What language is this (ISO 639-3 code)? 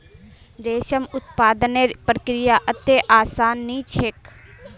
mag